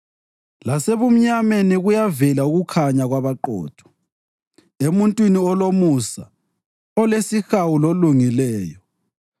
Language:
North Ndebele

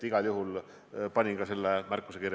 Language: Estonian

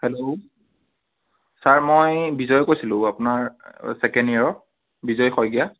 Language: Assamese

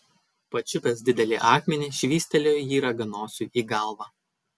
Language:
Lithuanian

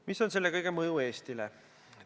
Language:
Estonian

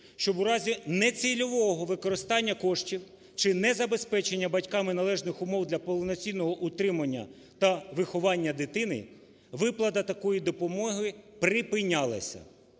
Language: Ukrainian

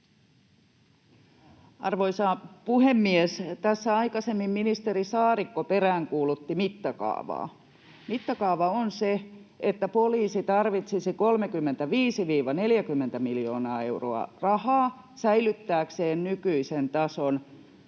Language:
Finnish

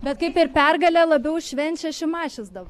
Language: Lithuanian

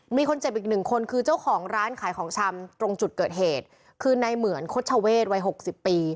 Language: Thai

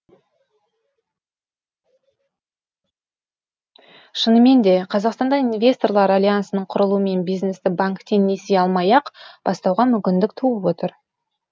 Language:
Kazakh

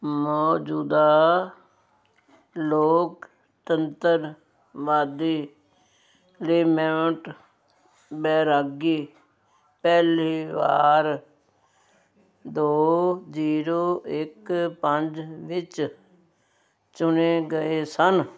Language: Punjabi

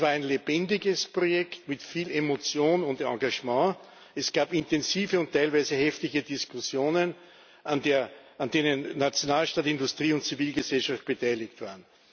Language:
German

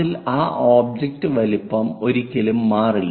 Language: Malayalam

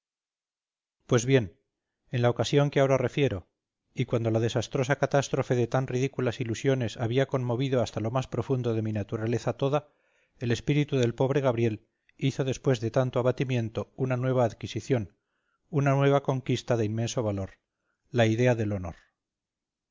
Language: Spanish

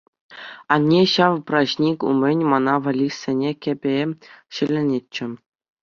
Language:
Chuvash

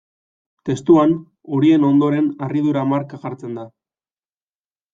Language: Basque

